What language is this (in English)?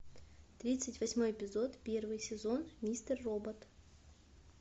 Russian